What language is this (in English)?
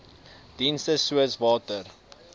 Afrikaans